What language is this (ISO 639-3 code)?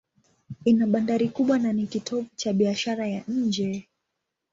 swa